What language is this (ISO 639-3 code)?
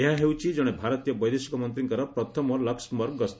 ori